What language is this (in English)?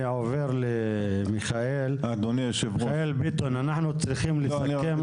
Hebrew